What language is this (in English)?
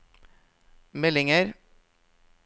Norwegian